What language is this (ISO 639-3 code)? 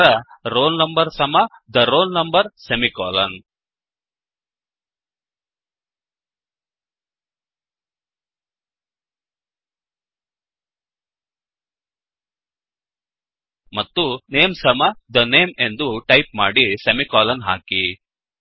kan